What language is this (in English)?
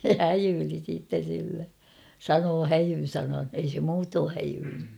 Finnish